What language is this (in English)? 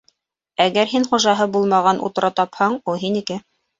Bashkir